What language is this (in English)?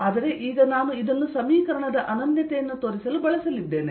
Kannada